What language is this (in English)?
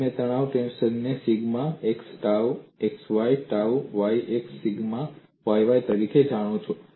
Gujarati